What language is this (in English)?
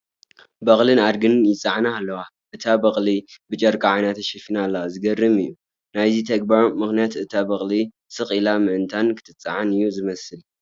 Tigrinya